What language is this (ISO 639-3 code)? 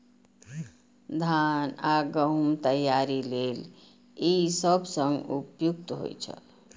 mai